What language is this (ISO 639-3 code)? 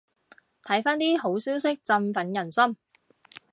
yue